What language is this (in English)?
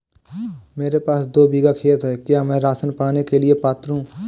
Hindi